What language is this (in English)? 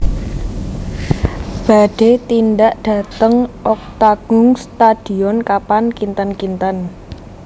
Javanese